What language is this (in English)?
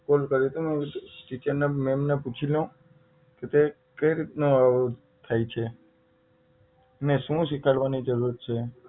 Gujarati